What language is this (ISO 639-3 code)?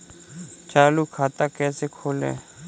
hin